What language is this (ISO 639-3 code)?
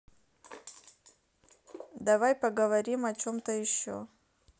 rus